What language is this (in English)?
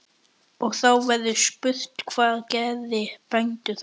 Icelandic